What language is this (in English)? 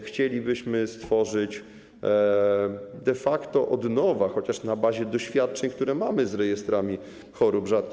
Polish